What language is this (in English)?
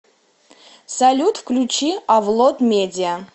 Russian